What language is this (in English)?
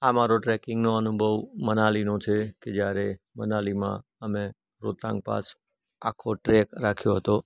Gujarati